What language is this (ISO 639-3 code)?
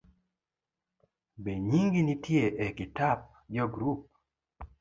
luo